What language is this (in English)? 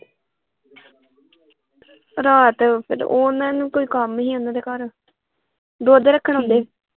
Punjabi